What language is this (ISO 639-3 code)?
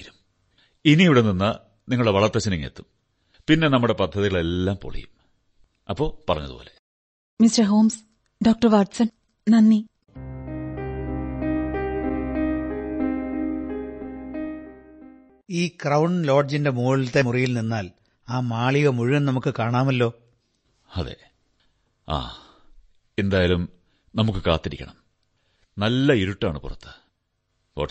mal